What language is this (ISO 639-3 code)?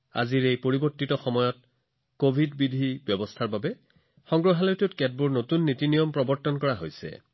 asm